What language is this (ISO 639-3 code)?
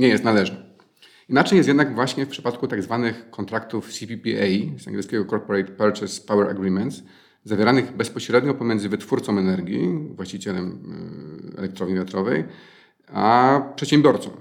pol